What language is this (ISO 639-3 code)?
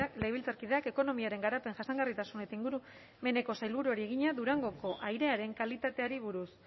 eus